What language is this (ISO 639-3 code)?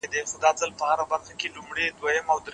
pus